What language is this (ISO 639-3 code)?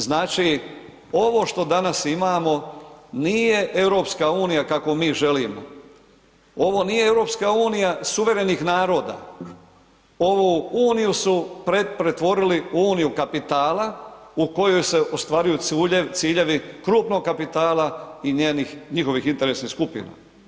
hrv